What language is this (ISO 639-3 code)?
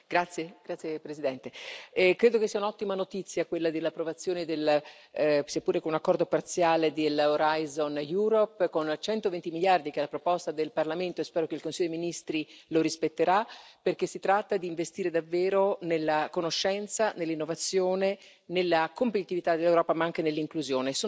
ita